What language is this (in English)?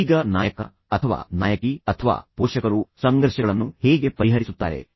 Kannada